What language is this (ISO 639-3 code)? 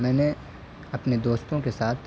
urd